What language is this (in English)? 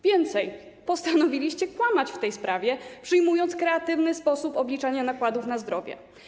Polish